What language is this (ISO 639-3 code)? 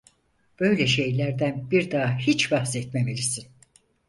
tur